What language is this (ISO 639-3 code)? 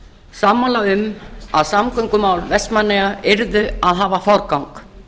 isl